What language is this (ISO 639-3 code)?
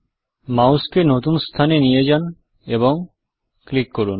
ben